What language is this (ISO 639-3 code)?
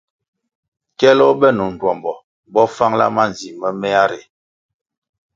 nmg